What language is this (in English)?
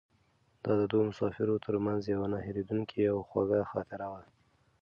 Pashto